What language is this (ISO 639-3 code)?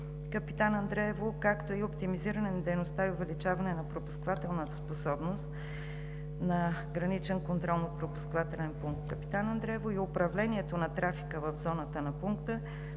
bul